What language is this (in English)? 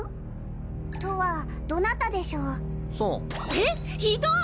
Japanese